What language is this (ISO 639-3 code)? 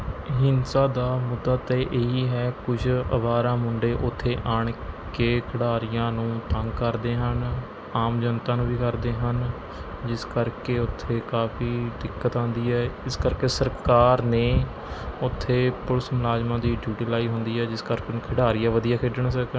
pan